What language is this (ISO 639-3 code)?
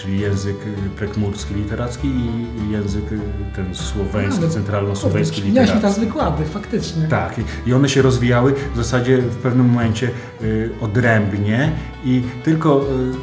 pol